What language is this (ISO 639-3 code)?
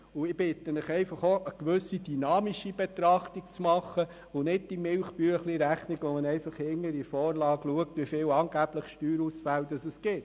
gsw